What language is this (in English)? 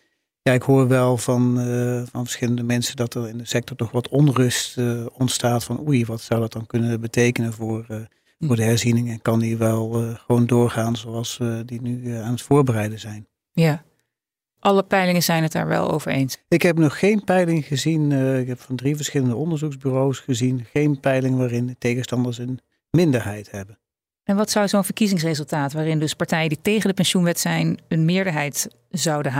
Dutch